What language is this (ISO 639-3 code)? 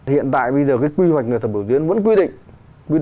vie